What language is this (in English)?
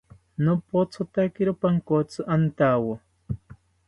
South Ucayali Ashéninka